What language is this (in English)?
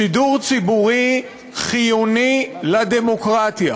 Hebrew